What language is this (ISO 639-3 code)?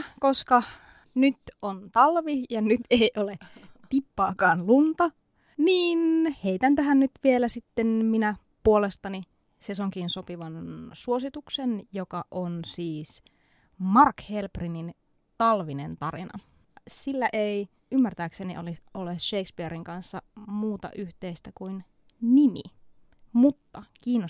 fin